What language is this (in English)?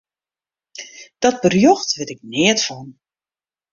Western Frisian